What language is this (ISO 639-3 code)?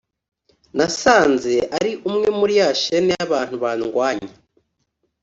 kin